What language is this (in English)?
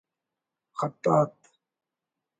Brahui